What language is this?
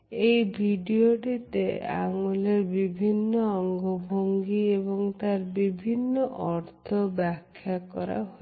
Bangla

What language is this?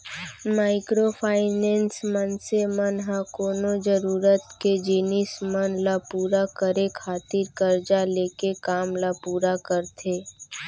Chhattisgarhi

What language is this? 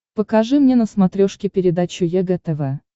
Russian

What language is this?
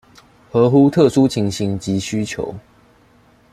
Chinese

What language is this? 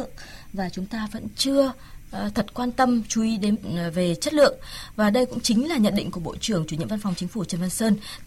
Vietnamese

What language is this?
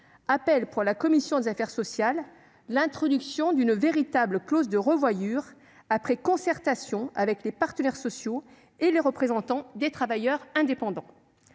French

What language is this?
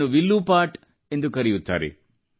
Kannada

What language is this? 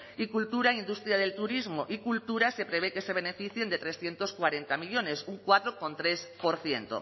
Spanish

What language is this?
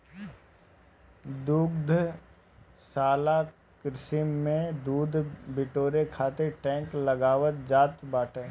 Bhojpuri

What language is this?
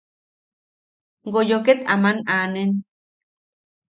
Yaqui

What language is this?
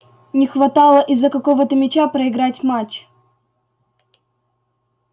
Russian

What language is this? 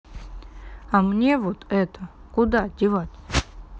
Russian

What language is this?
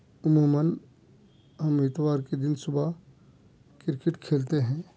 Urdu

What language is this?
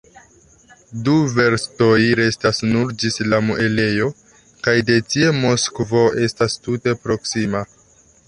Esperanto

